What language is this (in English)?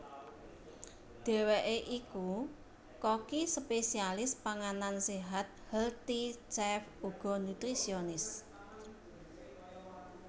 Javanese